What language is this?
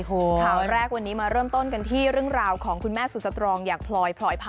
Thai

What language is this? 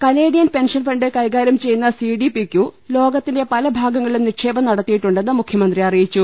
Malayalam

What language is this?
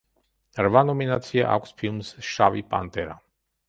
Georgian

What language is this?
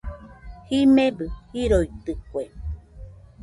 Nüpode Huitoto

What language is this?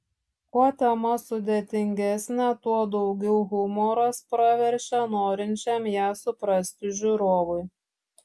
Lithuanian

